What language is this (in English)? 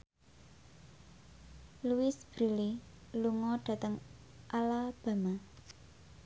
Javanese